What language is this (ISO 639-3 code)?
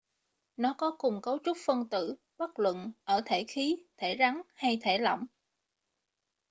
vie